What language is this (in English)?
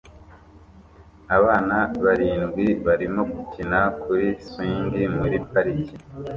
Kinyarwanda